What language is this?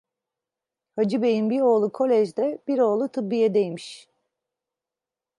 Turkish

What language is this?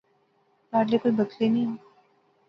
Pahari-Potwari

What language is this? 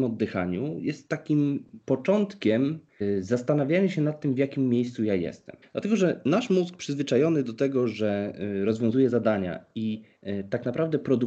Polish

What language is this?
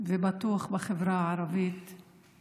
Hebrew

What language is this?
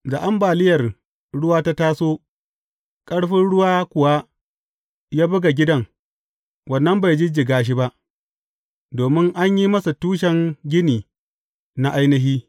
Hausa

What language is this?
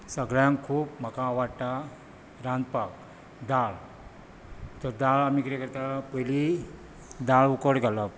Konkani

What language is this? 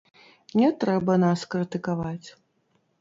Belarusian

